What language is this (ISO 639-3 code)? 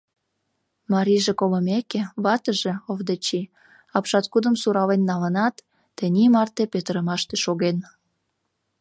chm